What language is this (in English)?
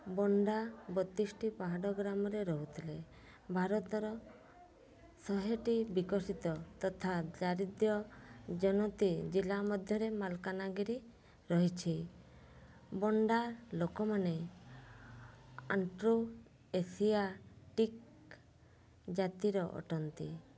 Odia